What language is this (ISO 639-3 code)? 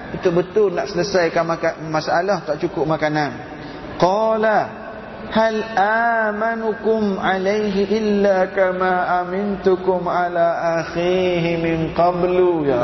msa